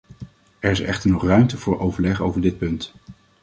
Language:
Dutch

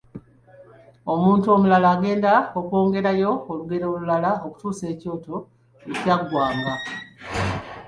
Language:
Ganda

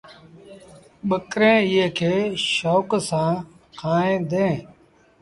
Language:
Sindhi Bhil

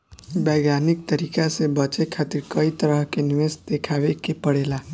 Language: Bhojpuri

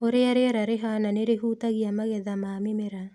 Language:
Kikuyu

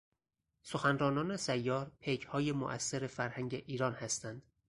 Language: Persian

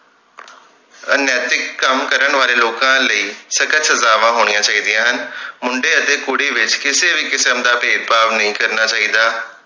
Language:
Punjabi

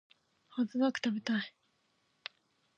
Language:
Japanese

